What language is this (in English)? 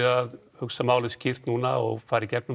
Icelandic